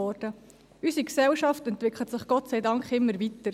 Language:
Swiss German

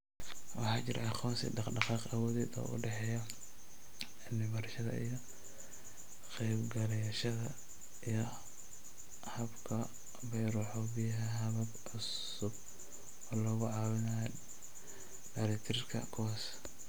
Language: Somali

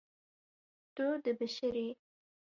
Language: Kurdish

